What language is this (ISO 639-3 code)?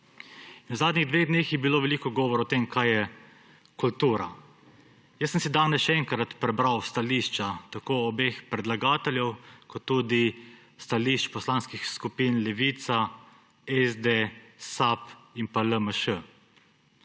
slv